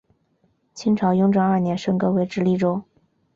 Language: Chinese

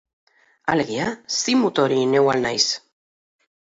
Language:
Basque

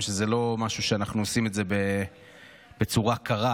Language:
Hebrew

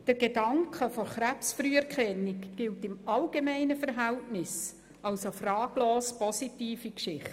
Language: Swiss German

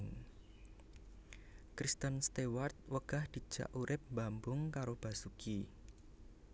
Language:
Javanese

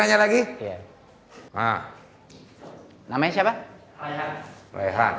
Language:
Indonesian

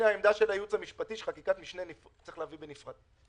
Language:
Hebrew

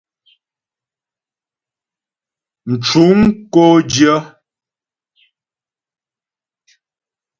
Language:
Ghomala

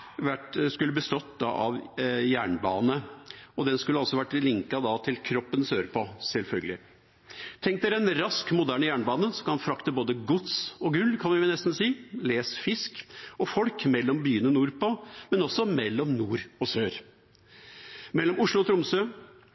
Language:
Norwegian Bokmål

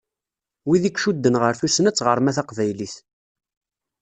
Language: Kabyle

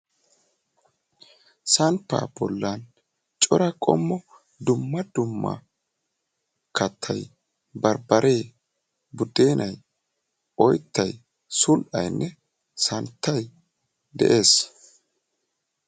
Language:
Wolaytta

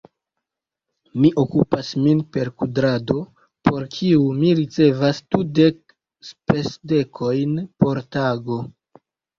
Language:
Esperanto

